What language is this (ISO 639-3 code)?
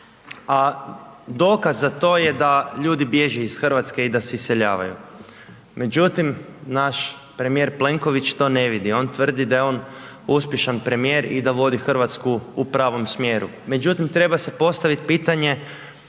hrv